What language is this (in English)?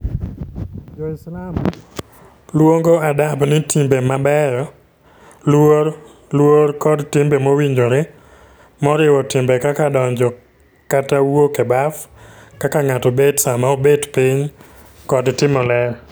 Luo (Kenya and Tanzania)